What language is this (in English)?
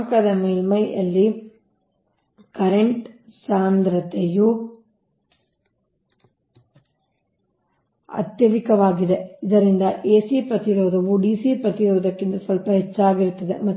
Kannada